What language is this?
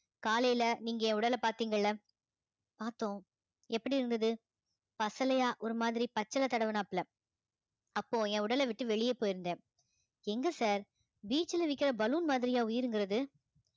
Tamil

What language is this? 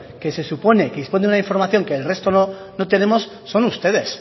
Spanish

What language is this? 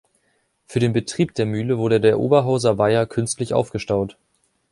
German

